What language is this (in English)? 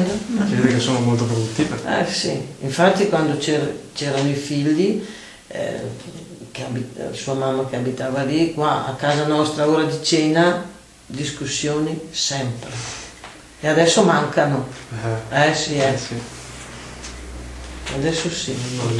Italian